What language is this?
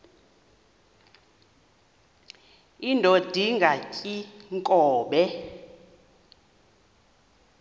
Xhosa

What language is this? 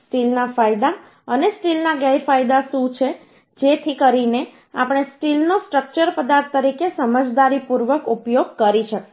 Gujarati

